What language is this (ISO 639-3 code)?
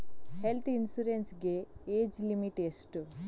kan